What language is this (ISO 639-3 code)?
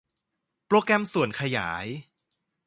tha